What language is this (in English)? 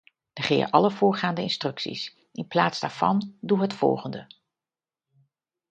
Dutch